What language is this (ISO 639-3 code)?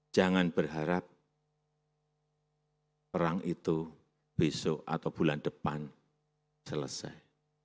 ind